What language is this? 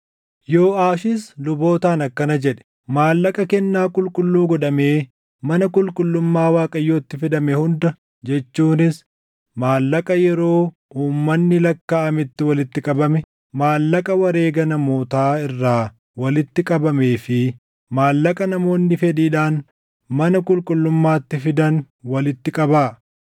Oromo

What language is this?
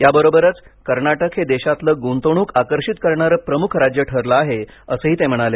Marathi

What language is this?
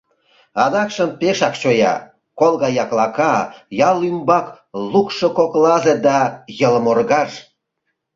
Mari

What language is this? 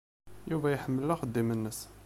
Kabyle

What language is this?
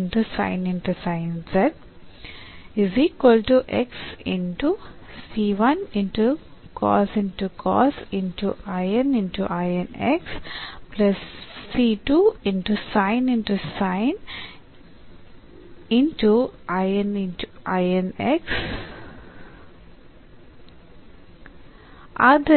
Kannada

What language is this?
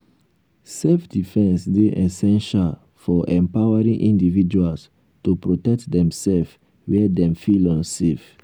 Nigerian Pidgin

